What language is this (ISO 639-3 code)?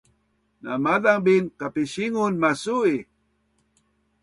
bnn